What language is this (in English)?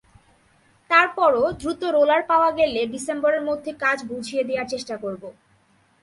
Bangla